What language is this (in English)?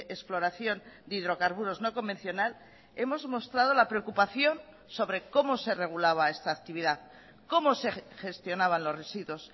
Spanish